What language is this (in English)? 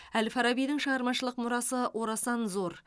Kazakh